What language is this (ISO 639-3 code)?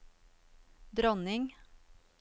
nor